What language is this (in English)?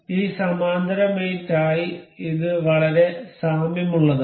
Malayalam